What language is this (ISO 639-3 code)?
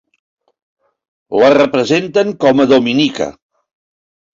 cat